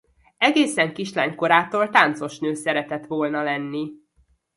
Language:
Hungarian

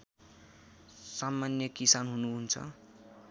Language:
Nepali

